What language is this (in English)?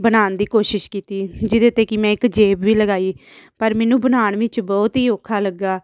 Punjabi